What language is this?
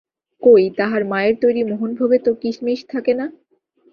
Bangla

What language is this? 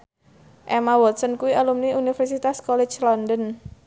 Javanese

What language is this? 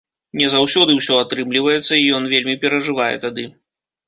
Belarusian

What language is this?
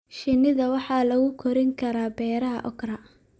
Somali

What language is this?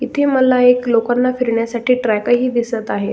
Marathi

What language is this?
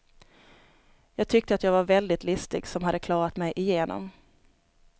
Swedish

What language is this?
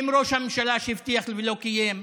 Hebrew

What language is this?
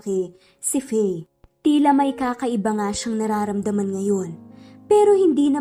Filipino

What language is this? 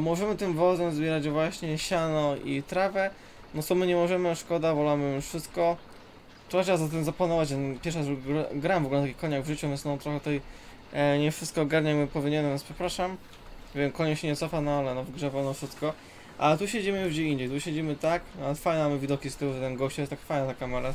Polish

